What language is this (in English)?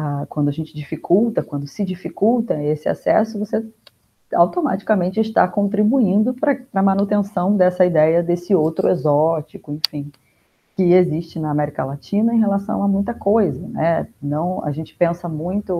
Portuguese